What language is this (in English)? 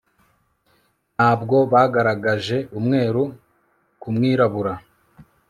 Kinyarwanda